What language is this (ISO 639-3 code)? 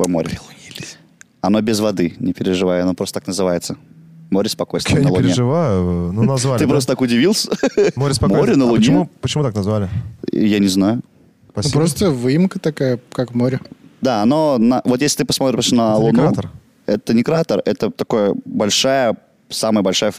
rus